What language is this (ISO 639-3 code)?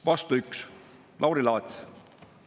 est